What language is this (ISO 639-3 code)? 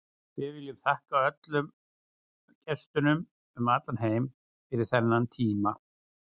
isl